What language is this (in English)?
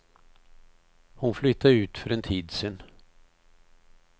Swedish